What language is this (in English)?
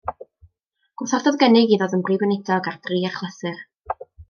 Welsh